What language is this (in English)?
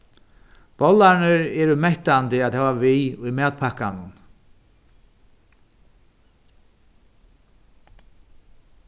Faroese